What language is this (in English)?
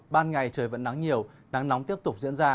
Vietnamese